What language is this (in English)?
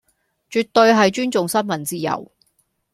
Cantonese